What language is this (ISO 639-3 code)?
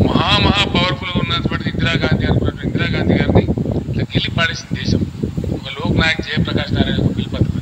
ara